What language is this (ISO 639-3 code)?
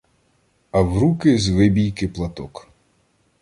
ukr